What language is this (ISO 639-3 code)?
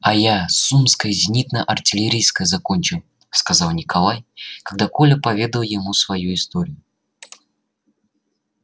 rus